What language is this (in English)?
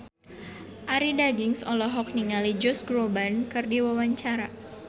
Sundanese